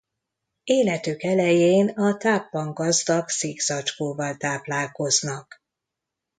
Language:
Hungarian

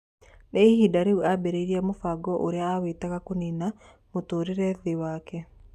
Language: Kikuyu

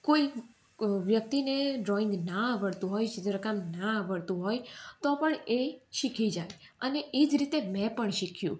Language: Gujarati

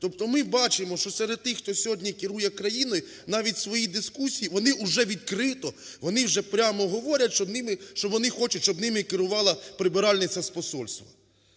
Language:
Ukrainian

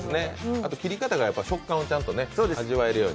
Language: Japanese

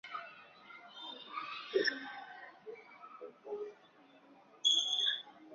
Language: Chinese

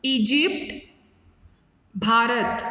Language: Konkani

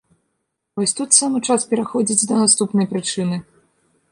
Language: Belarusian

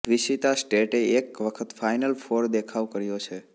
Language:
Gujarati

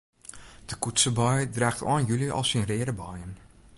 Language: Western Frisian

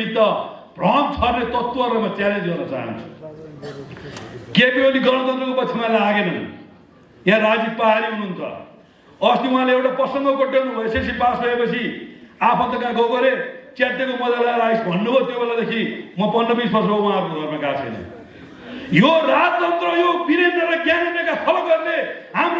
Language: Korean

